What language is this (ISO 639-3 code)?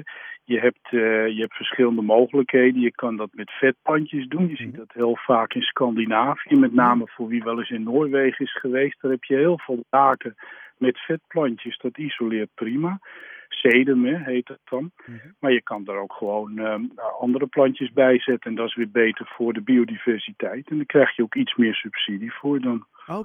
nld